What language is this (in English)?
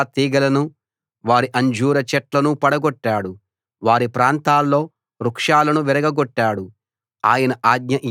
Telugu